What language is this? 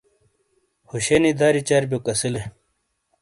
Shina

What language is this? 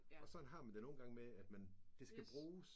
Danish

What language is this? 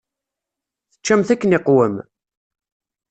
Kabyle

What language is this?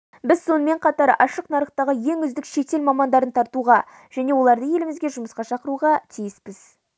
Kazakh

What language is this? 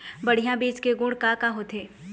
Chhattisgarhi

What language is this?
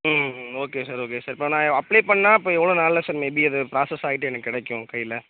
Tamil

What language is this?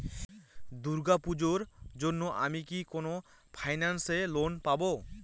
Bangla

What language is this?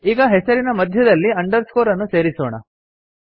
Kannada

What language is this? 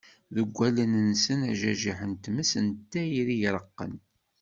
Kabyle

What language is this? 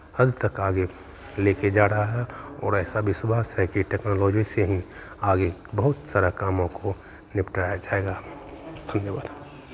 Hindi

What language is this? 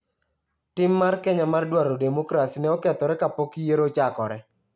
Luo (Kenya and Tanzania)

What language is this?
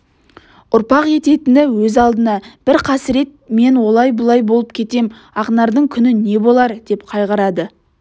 Kazakh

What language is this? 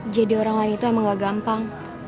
Indonesian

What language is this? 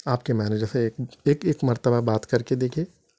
Urdu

